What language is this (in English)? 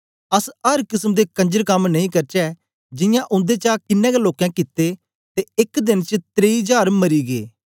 Dogri